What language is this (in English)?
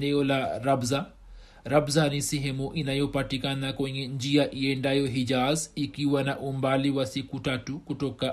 Swahili